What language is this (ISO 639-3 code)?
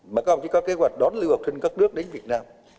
vie